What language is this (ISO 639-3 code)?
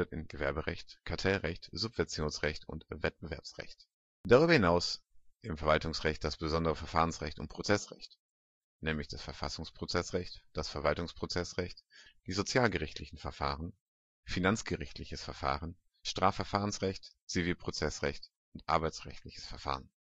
deu